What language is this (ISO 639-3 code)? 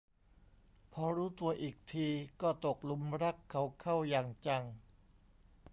tha